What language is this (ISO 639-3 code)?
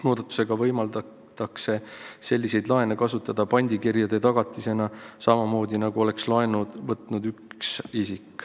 est